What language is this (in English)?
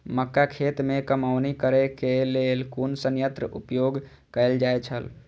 Maithili